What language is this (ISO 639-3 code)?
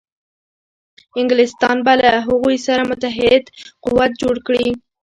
pus